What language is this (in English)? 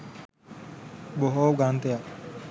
Sinhala